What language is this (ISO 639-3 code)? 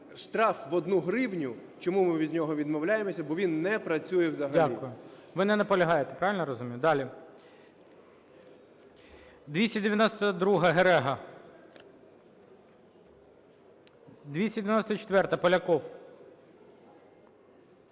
ukr